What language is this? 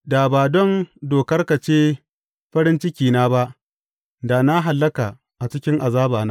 Hausa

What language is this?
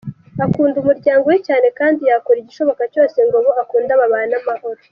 Kinyarwanda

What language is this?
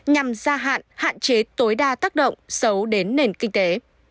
Vietnamese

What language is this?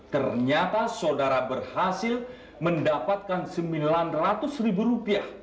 Indonesian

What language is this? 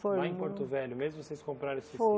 Portuguese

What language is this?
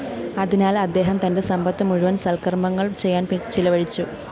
Malayalam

